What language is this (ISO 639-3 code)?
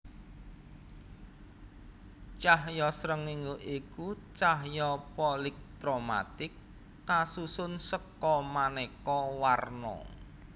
jav